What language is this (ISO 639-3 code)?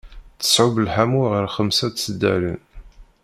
kab